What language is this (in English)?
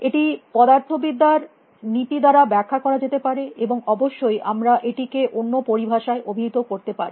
Bangla